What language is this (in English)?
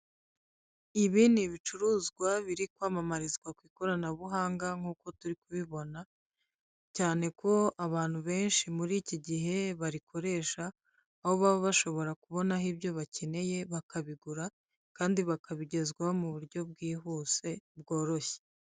Kinyarwanda